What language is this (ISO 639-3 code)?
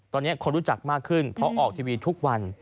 tha